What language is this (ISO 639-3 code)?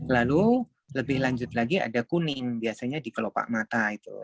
ind